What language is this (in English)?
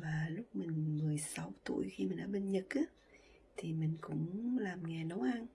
Vietnamese